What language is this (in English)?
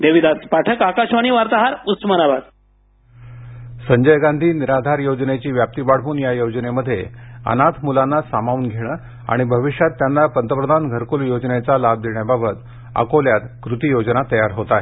Marathi